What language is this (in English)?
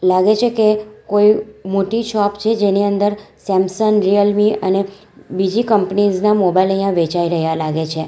Gujarati